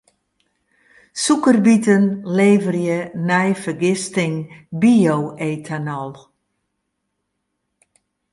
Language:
Western Frisian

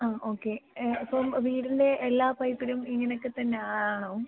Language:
Malayalam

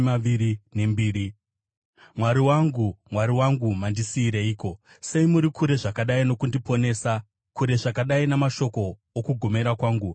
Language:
Shona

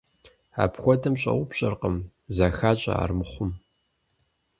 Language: Kabardian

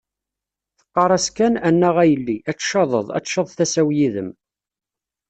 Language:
Kabyle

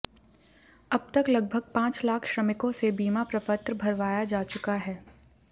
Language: Hindi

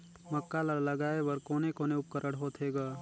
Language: Chhattisgarhi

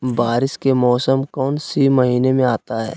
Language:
Magahi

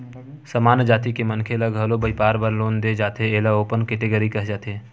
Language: Chhattisgarhi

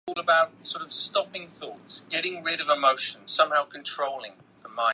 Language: Chinese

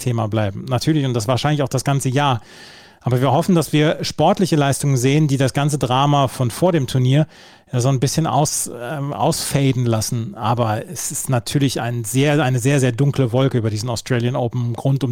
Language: German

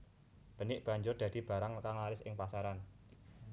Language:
Javanese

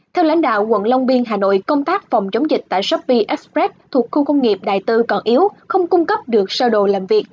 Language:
Vietnamese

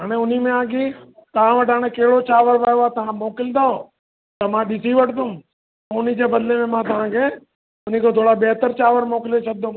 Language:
Sindhi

